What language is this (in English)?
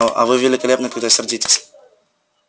Russian